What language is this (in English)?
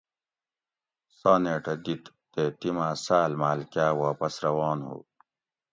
Gawri